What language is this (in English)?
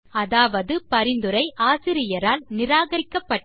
Tamil